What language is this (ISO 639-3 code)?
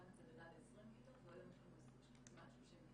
heb